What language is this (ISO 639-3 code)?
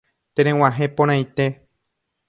grn